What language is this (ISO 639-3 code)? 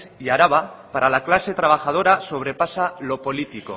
spa